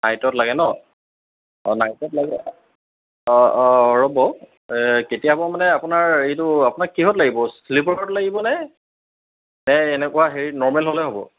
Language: Assamese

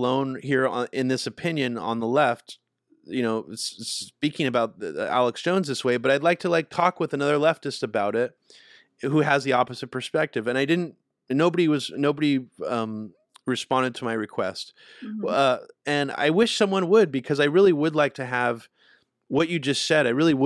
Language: English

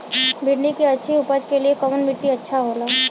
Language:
Bhojpuri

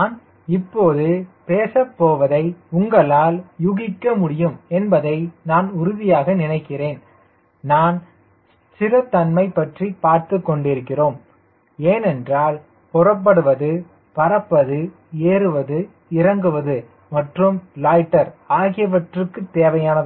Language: Tamil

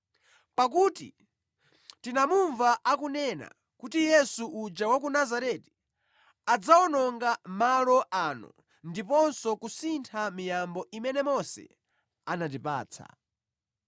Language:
Nyanja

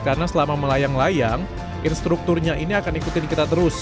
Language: Indonesian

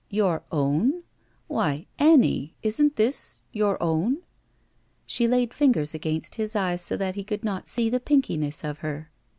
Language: English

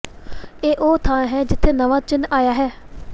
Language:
Punjabi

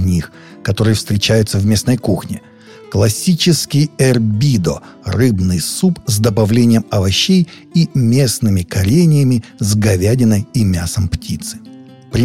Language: Russian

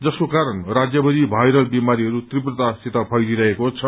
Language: Nepali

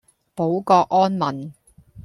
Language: Cantonese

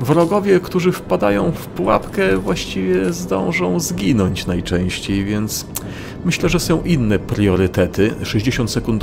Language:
Polish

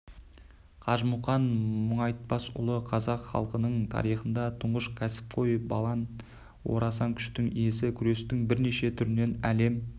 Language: Kazakh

